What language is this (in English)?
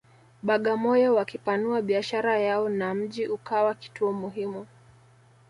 Swahili